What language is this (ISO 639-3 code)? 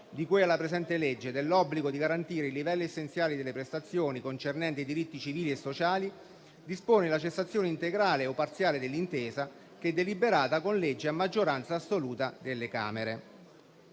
ita